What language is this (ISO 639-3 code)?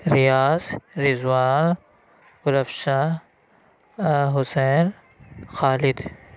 urd